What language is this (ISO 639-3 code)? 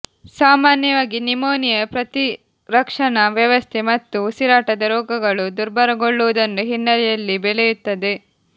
kan